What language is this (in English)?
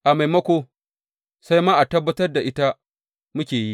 Hausa